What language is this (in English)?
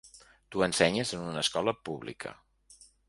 Catalan